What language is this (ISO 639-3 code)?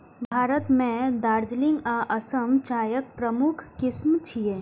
mai